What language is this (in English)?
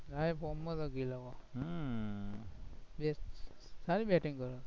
Gujarati